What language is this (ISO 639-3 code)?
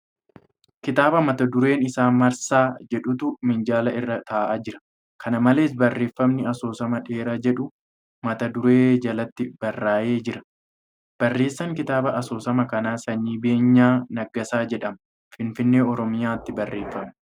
orm